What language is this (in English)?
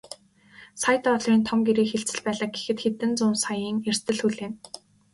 Mongolian